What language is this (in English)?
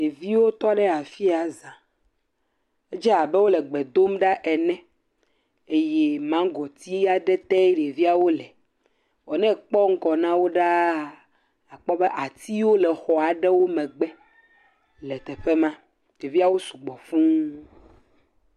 Ewe